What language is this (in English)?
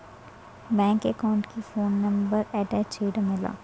Telugu